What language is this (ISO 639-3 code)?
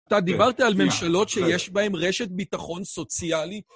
heb